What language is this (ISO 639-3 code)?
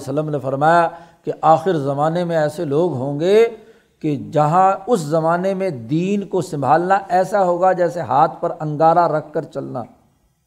urd